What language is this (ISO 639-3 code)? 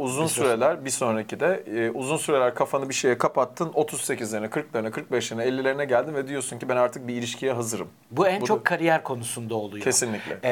tur